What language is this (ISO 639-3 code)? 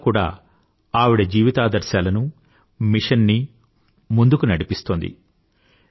tel